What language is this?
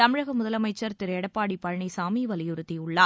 Tamil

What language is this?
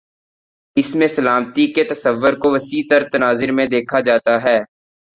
Urdu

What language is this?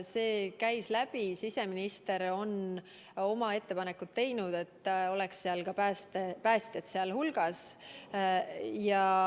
Estonian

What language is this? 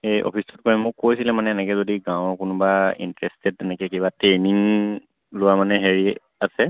Assamese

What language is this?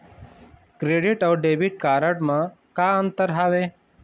Chhattisgarhi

